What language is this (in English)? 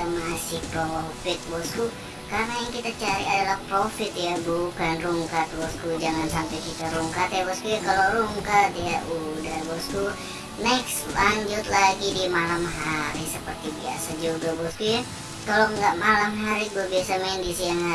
Indonesian